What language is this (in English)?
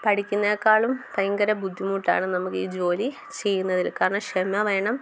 Malayalam